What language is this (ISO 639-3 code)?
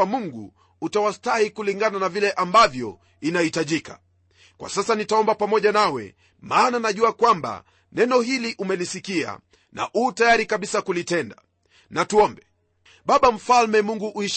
swa